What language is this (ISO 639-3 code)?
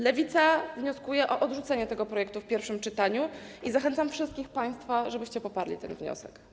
pol